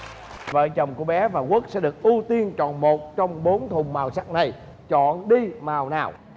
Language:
Vietnamese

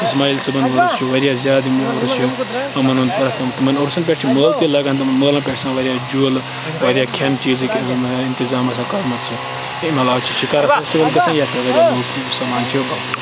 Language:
Kashmiri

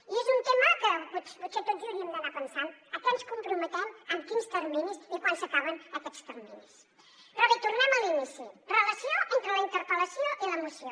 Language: Catalan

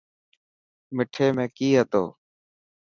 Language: Dhatki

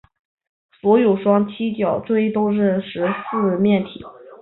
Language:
Chinese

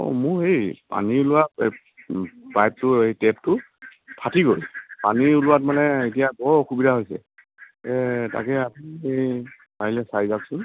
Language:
Assamese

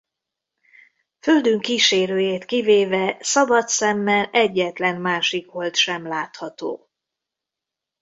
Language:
Hungarian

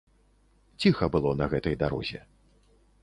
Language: Belarusian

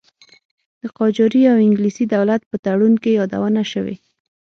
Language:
Pashto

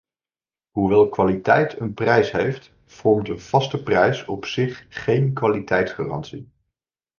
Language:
Dutch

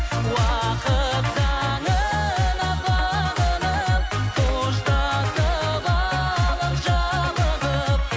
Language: Kazakh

